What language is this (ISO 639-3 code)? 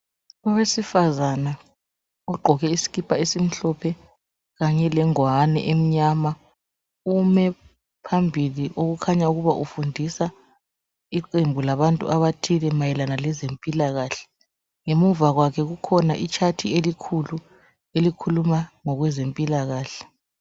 nde